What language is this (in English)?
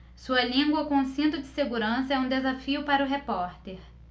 Portuguese